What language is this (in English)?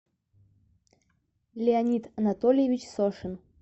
Russian